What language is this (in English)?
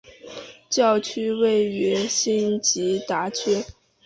Chinese